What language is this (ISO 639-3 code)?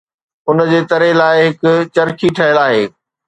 snd